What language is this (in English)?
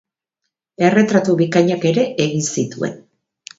Basque